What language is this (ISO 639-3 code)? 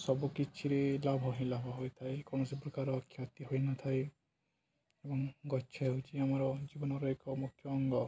ori